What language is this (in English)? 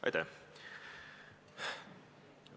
Estonian